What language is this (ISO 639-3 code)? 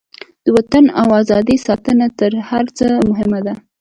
pus